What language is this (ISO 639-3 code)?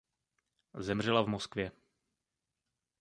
ces